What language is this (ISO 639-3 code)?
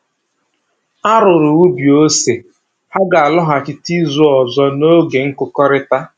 ibo